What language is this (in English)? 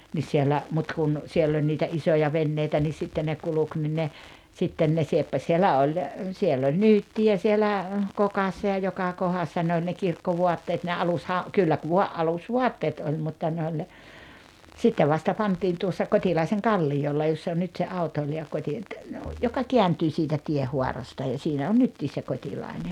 Finnish